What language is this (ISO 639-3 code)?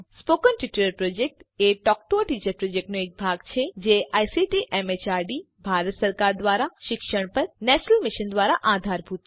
guj